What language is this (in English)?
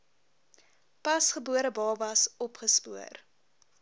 Afrikaans